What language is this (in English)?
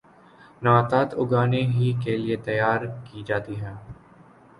Urdu